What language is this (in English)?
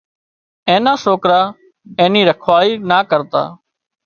Wadiyara Koli